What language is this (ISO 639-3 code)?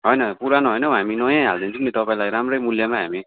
nep